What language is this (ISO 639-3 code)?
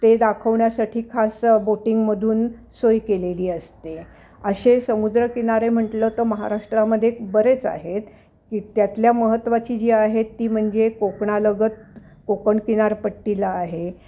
mar